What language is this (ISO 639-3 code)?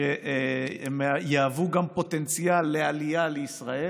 heb